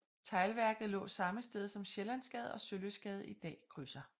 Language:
Danish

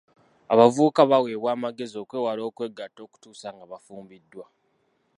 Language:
Ganda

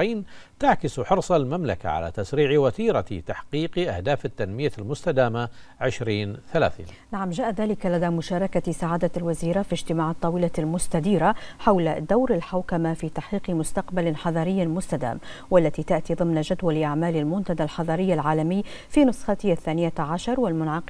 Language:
Arabic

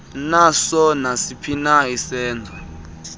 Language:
Xhosa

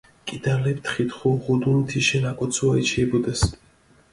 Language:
Mingrelian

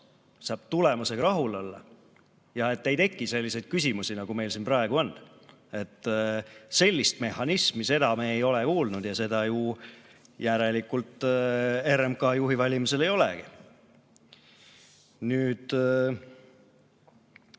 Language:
Estonian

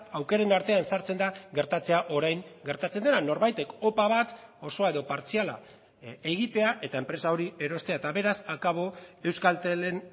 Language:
Basque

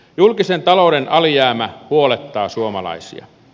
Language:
Finnish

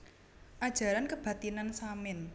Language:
Javanese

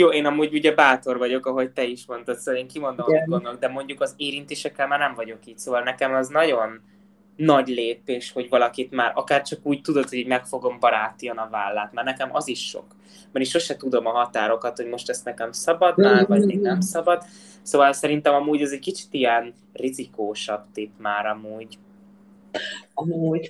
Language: Hungarian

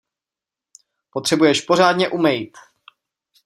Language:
Czech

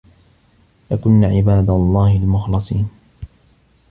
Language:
Arabic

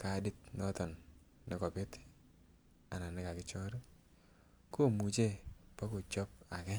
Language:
Kalenjin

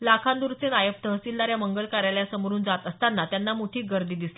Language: Marathi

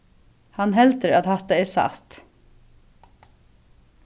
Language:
Faroese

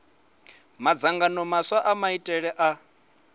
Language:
Venda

